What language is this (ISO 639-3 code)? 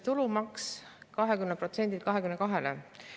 est